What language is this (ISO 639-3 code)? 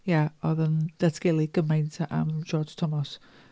cym